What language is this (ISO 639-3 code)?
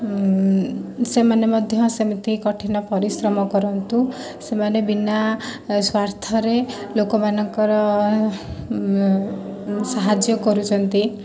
ori